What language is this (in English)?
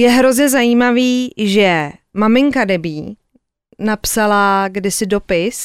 Czech